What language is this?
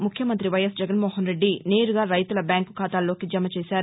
Telugu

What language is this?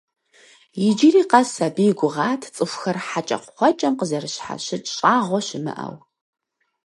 Kabardian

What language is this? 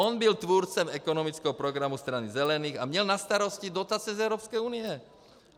Czech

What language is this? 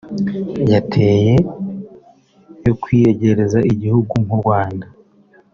Kinyarwanda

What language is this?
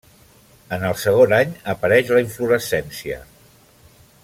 Catalan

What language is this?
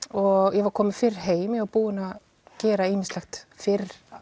Icelandic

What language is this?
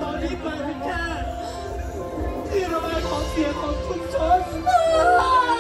Thai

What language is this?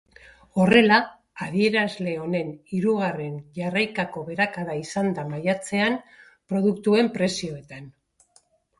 Basque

